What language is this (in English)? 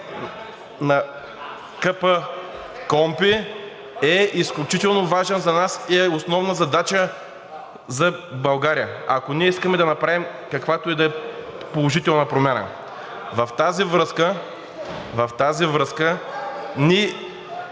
Bulgarian